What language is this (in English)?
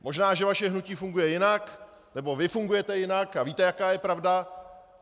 Czech